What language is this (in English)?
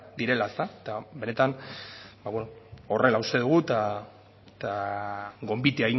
Basque